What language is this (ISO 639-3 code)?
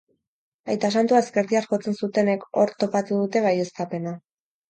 eus